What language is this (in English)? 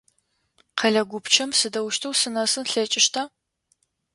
Adyghe